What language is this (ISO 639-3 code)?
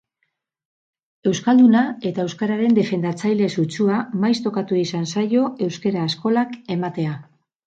eus